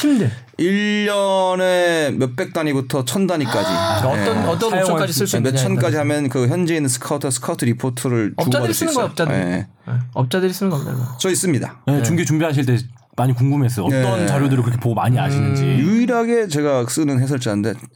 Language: Korean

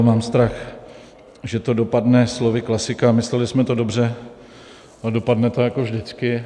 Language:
Czech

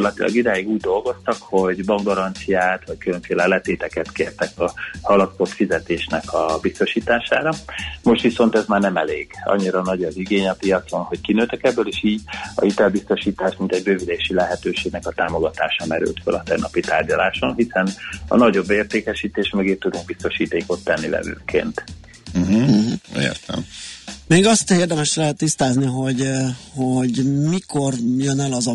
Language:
Hungarian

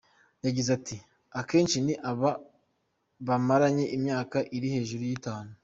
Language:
Kinyarwanda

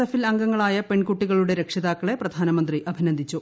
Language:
Malayalam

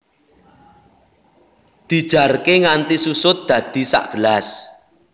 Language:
Javanese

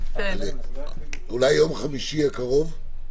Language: Hebrew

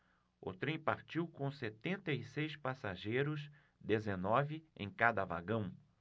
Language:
Portuguese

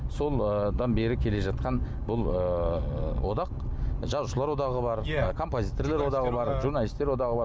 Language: Kazakh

